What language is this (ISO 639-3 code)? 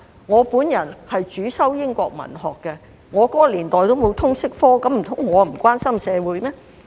yue